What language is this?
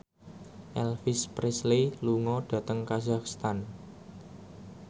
Javanese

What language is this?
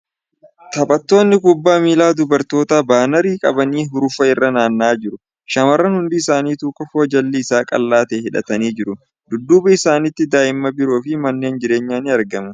Oromo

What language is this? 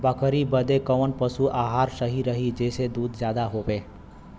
Bhojpuri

